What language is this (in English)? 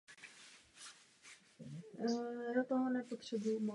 Czech